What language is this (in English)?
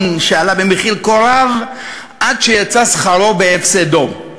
Hebrew